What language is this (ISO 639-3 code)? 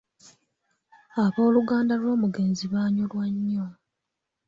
lug